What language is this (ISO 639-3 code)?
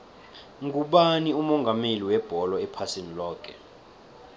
nbl